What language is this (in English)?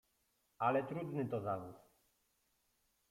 Polish